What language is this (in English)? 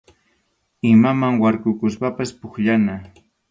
Arequipa-La Unión Quechua